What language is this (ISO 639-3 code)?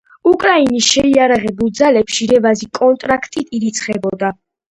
kat